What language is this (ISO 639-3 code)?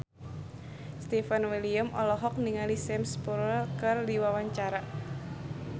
sun